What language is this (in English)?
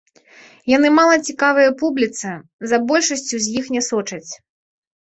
Belarusian